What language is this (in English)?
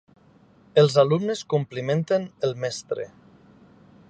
Catalan